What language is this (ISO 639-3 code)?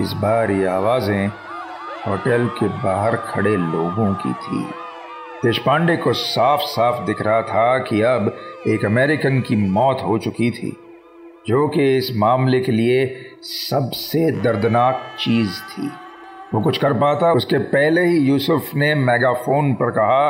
hin